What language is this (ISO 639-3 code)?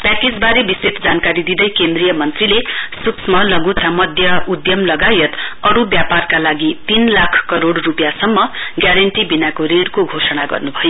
nep